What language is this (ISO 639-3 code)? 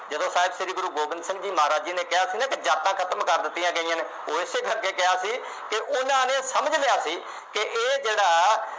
pan